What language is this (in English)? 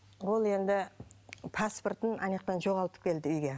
Kazakh